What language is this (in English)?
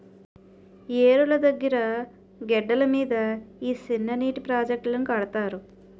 Telugu